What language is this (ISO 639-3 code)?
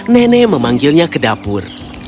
ind